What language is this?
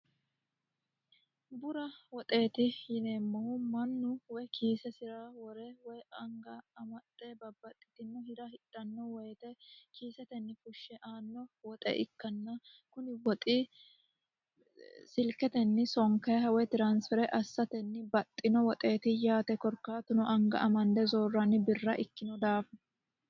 Sidamo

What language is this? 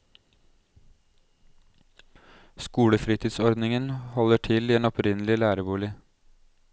Norwegian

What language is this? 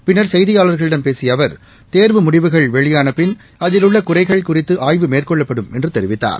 Tamil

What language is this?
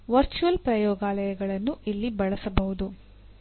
Kannada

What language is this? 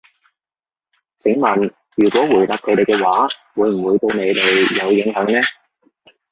Cantonese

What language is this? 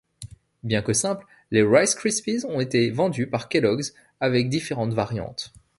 French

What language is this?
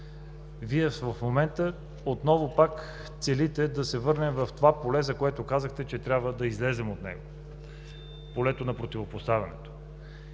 Bulgarian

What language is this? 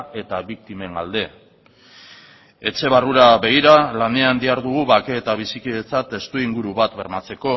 Basque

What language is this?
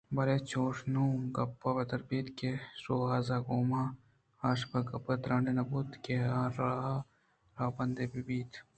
Eastern Balochi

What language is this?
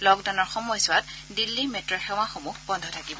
Assamese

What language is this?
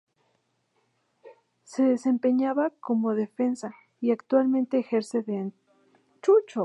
Spanish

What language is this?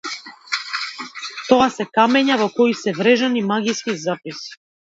Macedonian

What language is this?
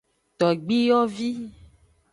Aja (Benin)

